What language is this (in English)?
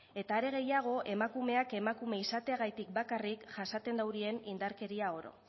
Basque